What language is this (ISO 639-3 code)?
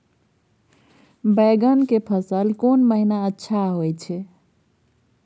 mai